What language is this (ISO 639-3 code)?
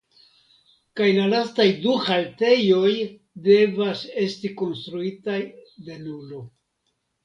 epo